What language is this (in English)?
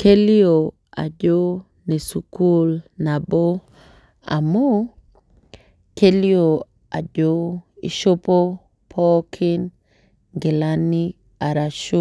Masai